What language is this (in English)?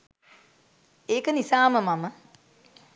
Sinhala